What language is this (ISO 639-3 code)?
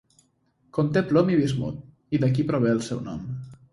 cat